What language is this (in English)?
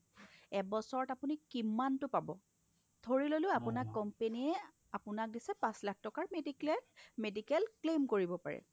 Assamese